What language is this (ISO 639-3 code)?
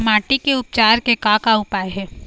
hne